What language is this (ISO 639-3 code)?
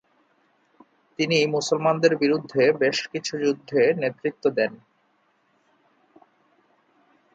ben